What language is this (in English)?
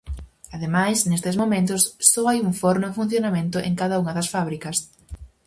Galician